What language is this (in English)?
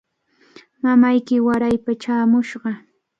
Cajatambo North Lima Quechua